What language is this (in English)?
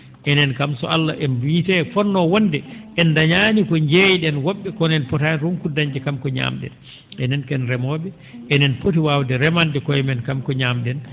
Fula